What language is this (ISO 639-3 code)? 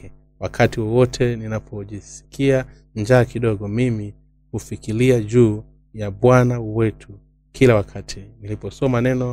swa